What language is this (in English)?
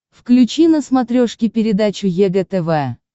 Russian